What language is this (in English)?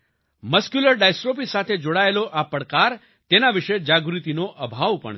Gujarati